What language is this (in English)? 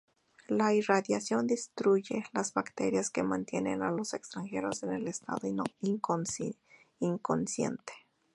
Spanish